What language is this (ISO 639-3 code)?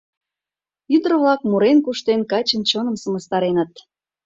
chm